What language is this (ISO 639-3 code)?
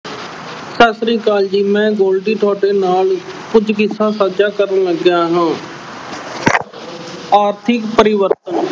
pan